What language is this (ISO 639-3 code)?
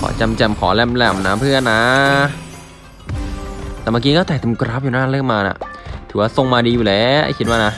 tha